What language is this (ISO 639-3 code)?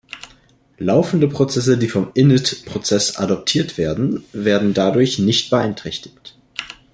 deu